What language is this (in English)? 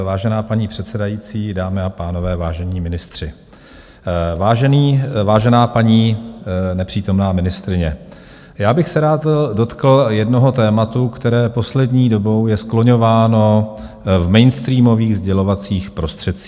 Czech